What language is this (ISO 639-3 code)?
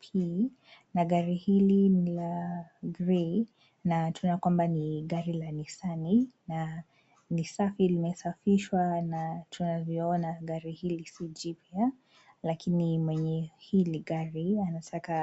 swa